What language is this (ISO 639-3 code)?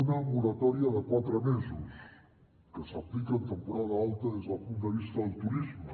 cat